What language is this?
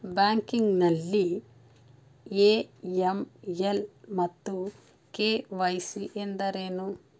Kannada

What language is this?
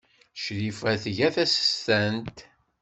Kabyle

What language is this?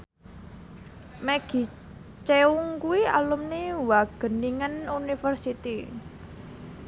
Javanese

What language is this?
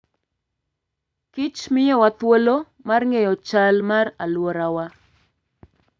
Luo (Kenya and Tanzania)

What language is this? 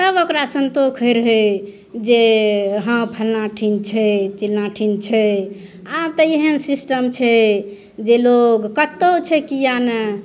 Maithili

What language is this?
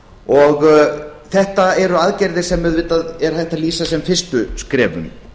Icelandic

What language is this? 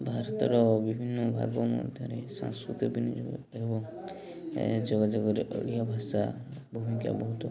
Odia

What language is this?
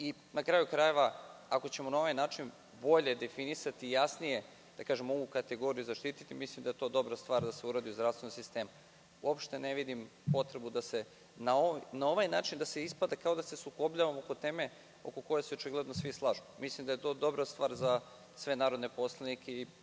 Serbian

